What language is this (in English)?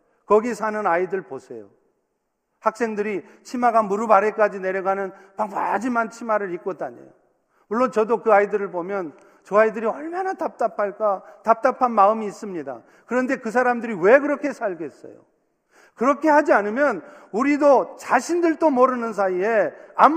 Korean